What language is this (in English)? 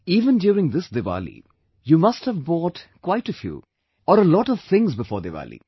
English